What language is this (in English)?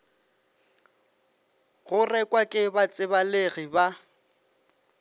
Northern Sotho